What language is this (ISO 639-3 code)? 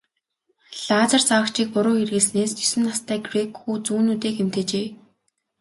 mon